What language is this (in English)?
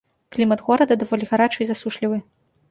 Belarusian